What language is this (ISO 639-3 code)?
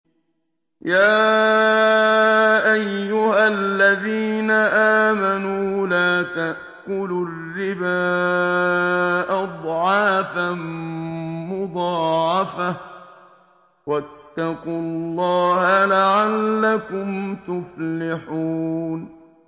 ara